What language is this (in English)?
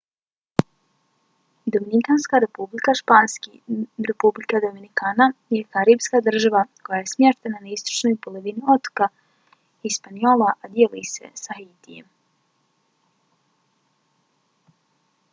Bosnian